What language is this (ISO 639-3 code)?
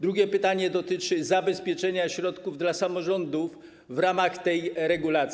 pol